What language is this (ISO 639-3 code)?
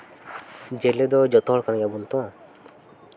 sat